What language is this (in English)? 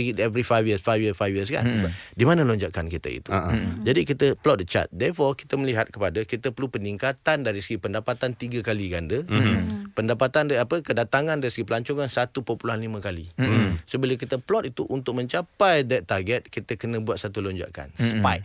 Malay